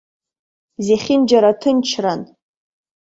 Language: Abkhazian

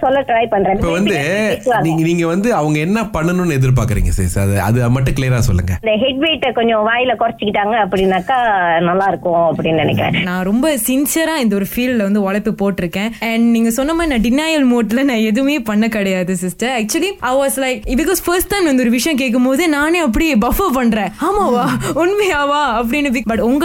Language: Tamil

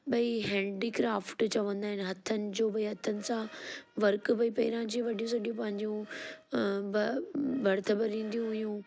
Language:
Sindhi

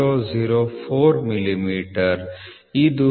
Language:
Kannada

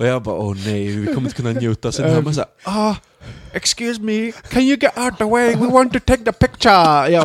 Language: Swedish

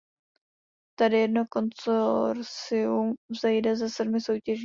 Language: Czech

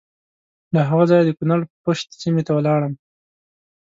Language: Pashto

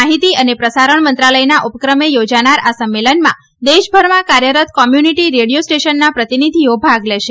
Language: Gujarati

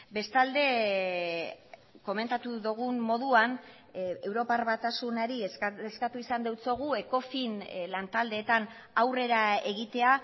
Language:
Basque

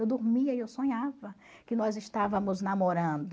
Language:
Portuguese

